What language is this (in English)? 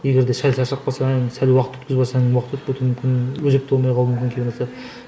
Kazakh